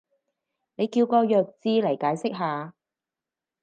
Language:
Cantonese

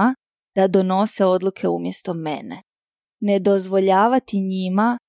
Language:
Croatian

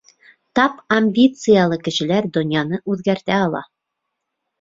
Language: Bashkir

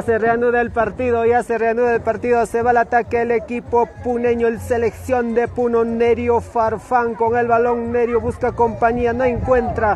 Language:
Spanish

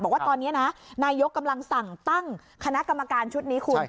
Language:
Thai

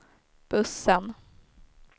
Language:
Swedish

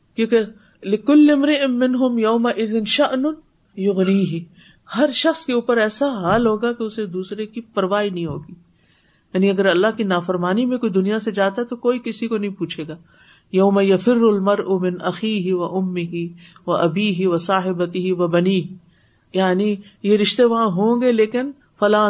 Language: Urdu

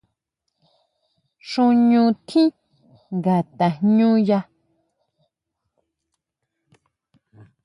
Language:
Huautla Mazatec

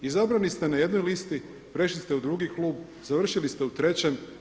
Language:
Croatian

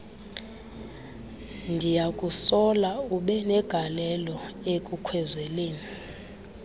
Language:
Xhosa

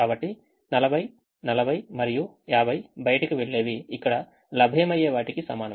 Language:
Telugu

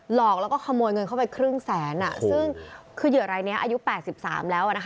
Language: Thai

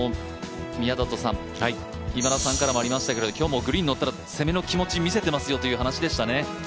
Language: Japanese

